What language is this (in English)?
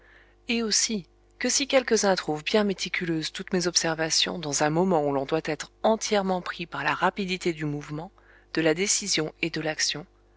French